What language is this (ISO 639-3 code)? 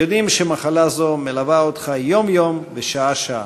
heb